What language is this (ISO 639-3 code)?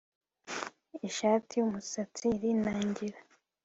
kin